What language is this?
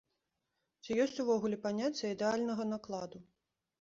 Belarusian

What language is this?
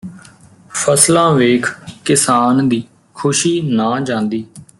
Punjabi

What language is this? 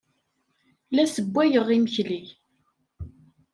Kabyle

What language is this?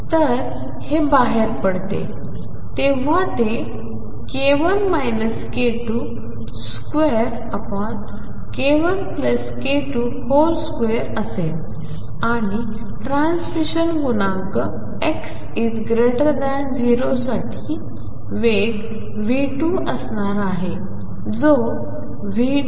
Marathi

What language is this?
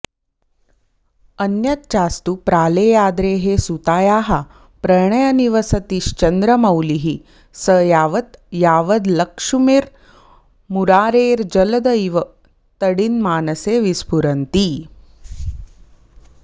Sanskrit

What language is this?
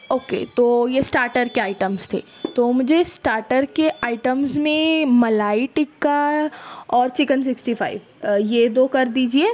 Urdu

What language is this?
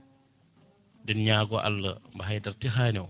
Fula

